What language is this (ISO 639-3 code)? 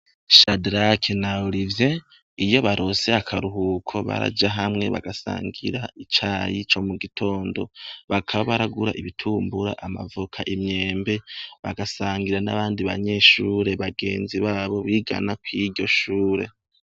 run